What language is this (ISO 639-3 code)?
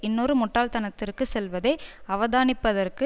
tam